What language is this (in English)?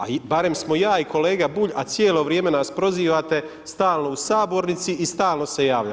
Croatian